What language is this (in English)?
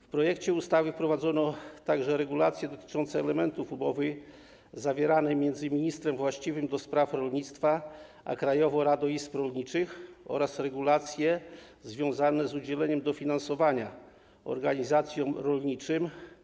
Polish